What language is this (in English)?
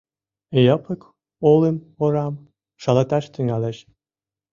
Mari